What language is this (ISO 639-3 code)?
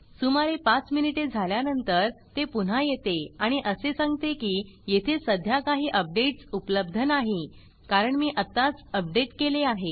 mar